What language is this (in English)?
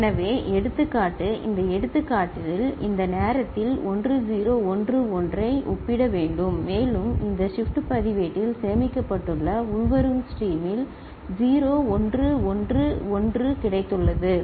Tamil